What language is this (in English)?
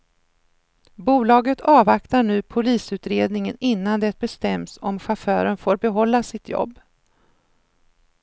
Swedish